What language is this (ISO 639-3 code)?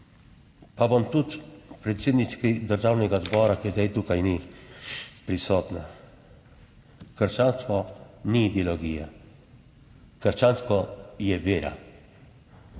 slv